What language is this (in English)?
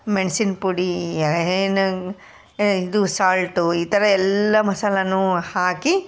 Kannada